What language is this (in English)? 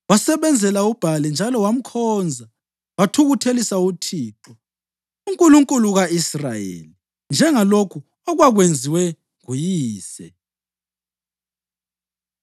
North Ndebele